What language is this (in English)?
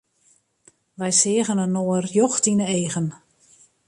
Western Frisian